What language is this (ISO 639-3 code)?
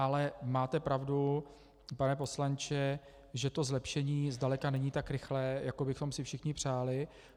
ces